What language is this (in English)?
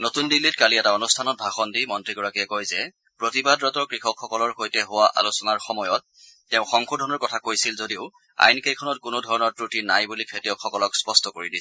Assamese